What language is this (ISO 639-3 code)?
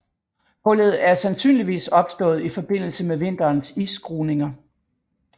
dan